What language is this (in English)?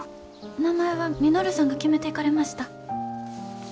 Japanese